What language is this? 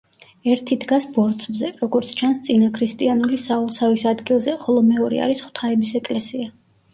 Georgian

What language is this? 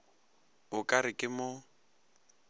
Northern Sotho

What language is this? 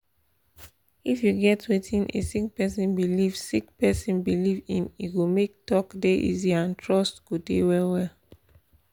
Nigerian Pidgin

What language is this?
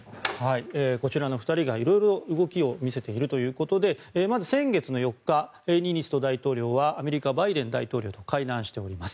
Japanese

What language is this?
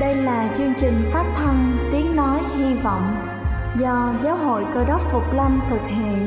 Vietnamese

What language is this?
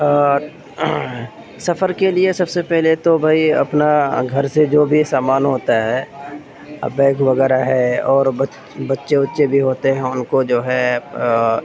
Urdu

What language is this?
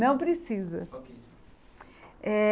Portuguese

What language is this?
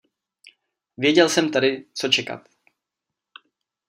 Czech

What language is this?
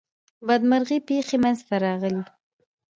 Pashto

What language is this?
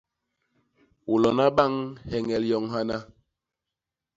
Basaa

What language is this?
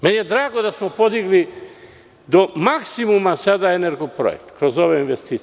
Serbian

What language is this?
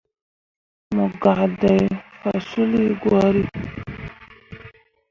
Mundang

